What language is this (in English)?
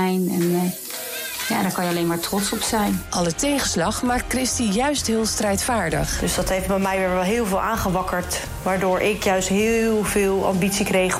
Dutch